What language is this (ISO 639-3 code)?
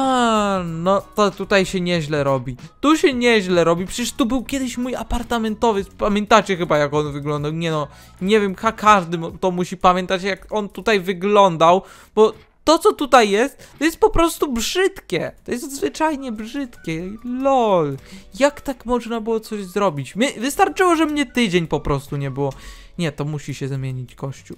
pol